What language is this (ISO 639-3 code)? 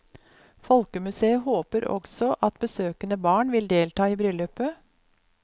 nor